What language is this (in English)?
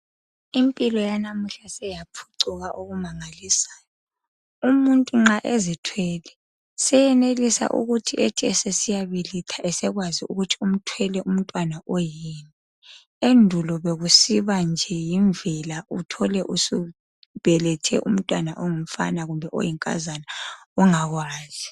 North Ndebele